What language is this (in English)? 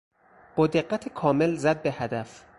Persian